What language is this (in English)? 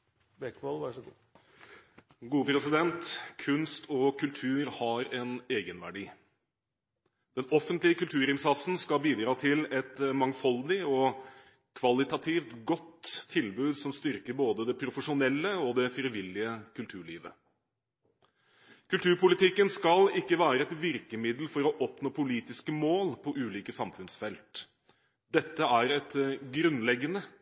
Norwegian Bokmål